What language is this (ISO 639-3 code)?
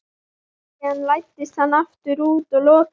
isl